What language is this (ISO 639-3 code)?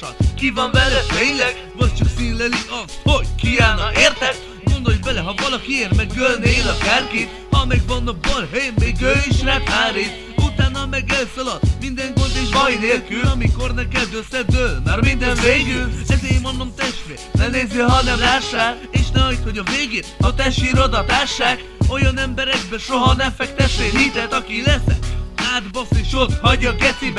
hun